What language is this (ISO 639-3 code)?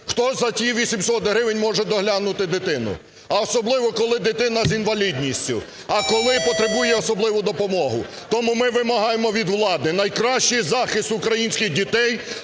ukr